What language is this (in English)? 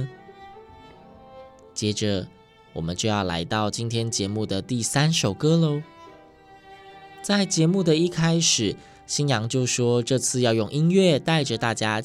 Chinese